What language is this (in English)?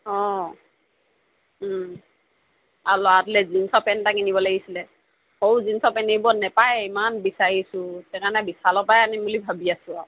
Assamese